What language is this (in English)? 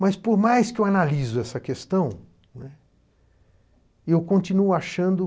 Portuguese